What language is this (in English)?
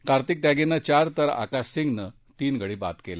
Marathi